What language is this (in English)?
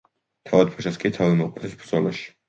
Georgian